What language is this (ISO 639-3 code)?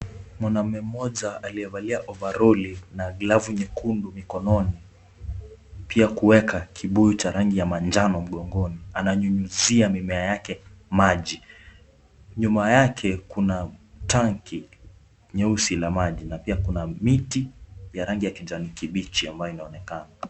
swa